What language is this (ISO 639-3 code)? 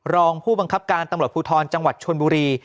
tha